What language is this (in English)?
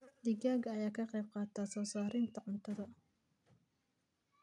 Somali